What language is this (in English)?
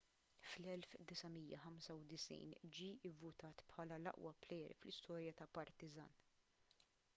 Maltese